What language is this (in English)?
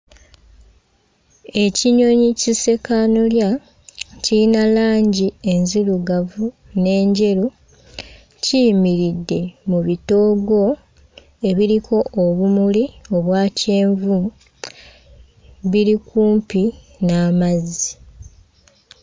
Ganda